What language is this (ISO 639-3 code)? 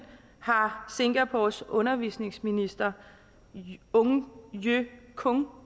dan